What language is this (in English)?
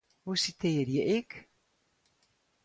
Western Frisian